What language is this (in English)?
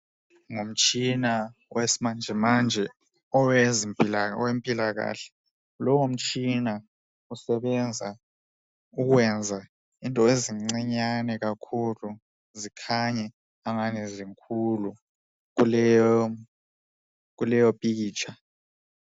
North Ndebele